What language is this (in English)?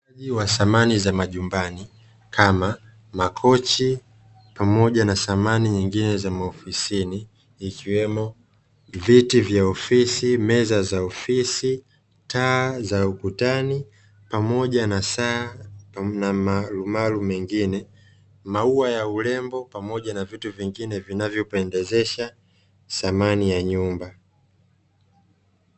Swahili